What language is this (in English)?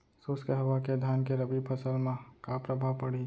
Chhattisgarhi